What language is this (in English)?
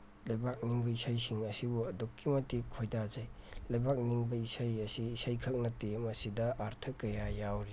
Manipuri